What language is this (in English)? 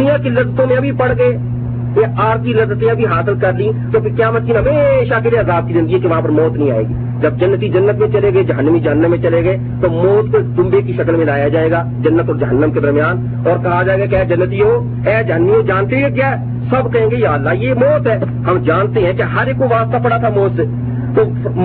Urdu